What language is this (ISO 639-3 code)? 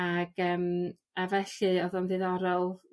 cym